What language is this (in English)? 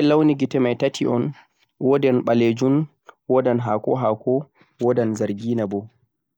Central-Eastern Niger Fulfulde